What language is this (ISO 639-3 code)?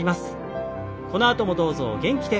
jpn